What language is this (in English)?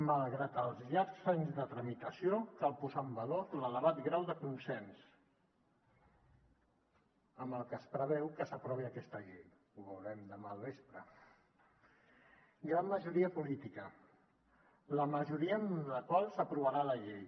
Catalan